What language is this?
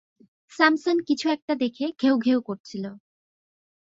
Bangla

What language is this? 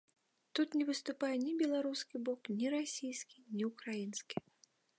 Belarusian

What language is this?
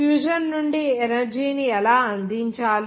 Telugu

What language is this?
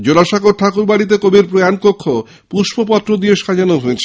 Bangla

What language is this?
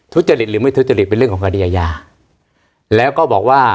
Thai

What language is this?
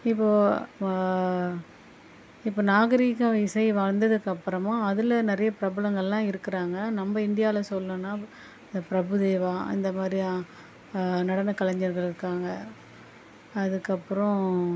Tamil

